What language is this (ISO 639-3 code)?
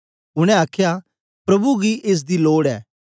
doi